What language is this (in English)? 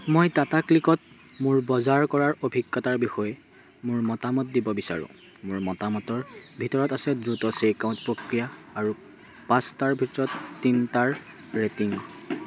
Assamese